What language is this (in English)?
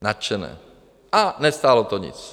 Czech